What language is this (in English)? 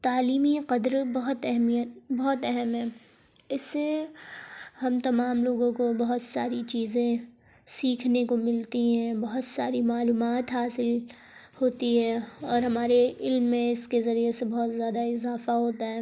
Urdu